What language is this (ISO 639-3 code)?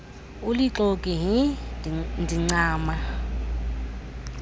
xho